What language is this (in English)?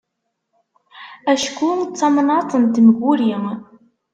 Kabyle